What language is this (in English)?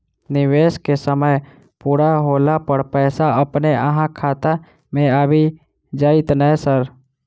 Maithili